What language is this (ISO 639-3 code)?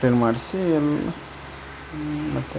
kan